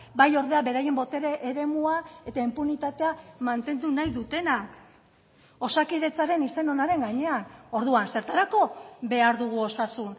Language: Basque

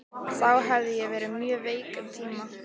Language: Icelandic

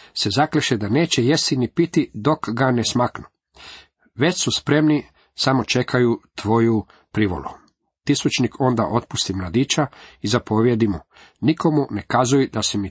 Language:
Croatian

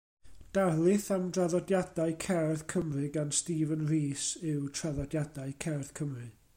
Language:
Welsh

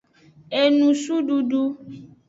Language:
Aja (Benin)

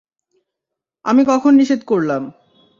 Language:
Bangla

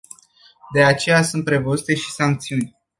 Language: Romanian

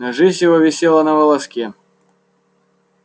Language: Russian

